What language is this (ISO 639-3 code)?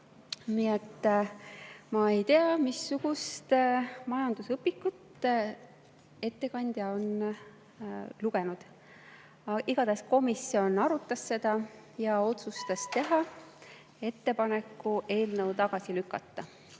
est